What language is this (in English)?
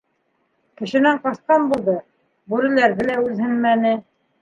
Bashkir